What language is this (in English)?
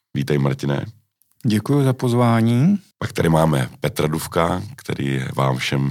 Czech